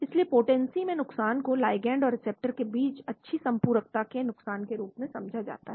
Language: Hindi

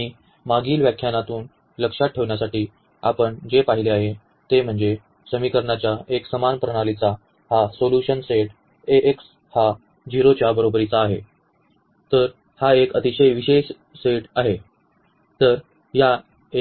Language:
Marathi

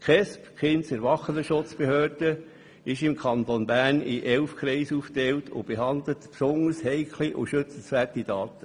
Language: Swiss German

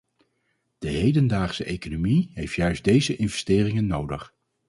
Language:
Dutch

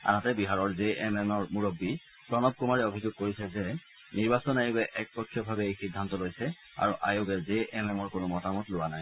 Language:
Assamese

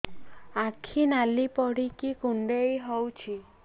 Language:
Odia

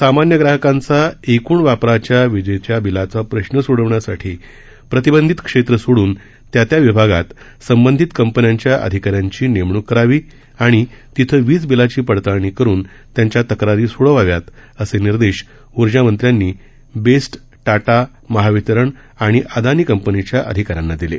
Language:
Marathi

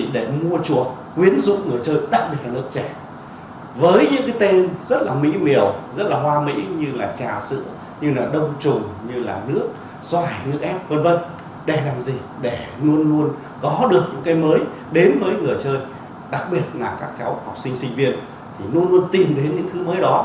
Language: Vietnamese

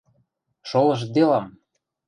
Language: Western Mari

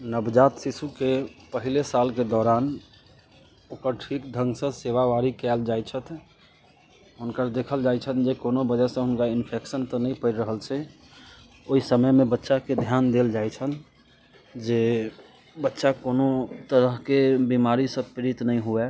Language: Maithili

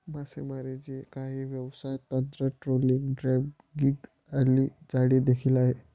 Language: Marathi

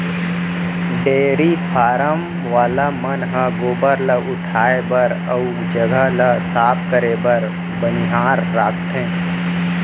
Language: Chhattisgarhi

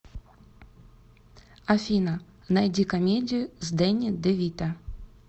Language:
Russian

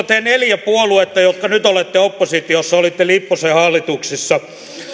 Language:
Finnish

